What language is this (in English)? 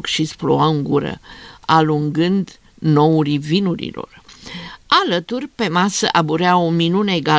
Romanian